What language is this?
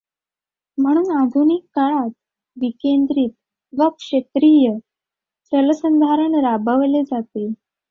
Marathi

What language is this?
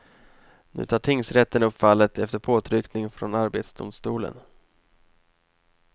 Swedish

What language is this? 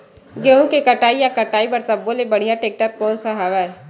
Chhattisgarhi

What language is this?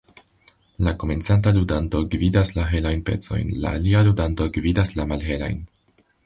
Esperanto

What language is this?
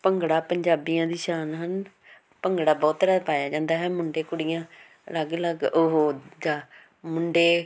Punjabi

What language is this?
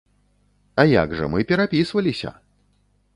Belarusian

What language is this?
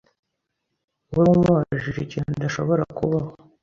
Kinyarwanda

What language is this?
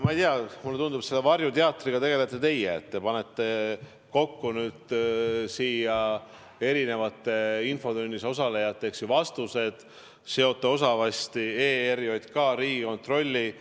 Estonian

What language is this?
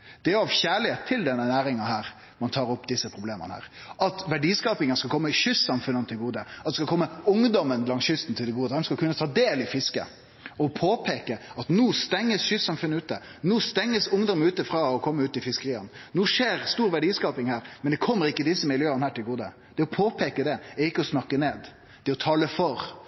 Norwegian Nynorsk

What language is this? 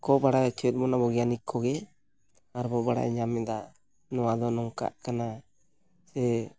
Santali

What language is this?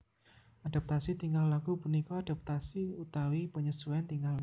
Javanese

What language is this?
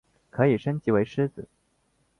Chinese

